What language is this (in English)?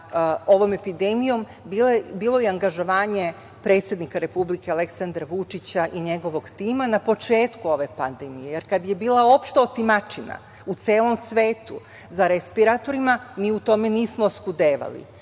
Serbian